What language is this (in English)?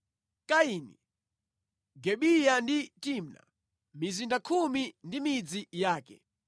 Nyanja